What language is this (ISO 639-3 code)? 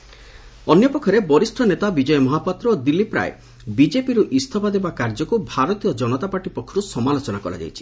ori